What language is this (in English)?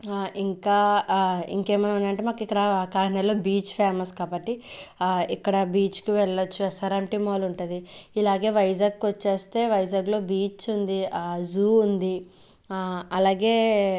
Telugu